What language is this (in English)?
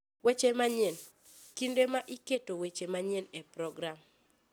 Luo (Kenya and Tanzania)